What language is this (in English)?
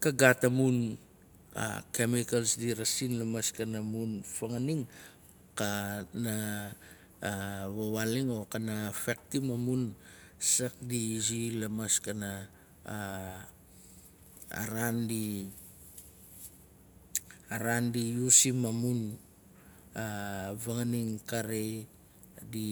Nalik